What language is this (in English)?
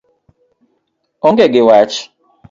Luo (Kenya and Tanzania)